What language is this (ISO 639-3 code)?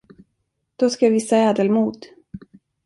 swe